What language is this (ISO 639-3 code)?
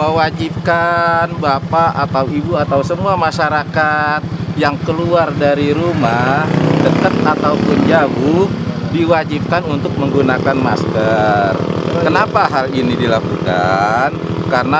ind